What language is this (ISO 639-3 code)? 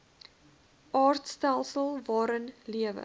afr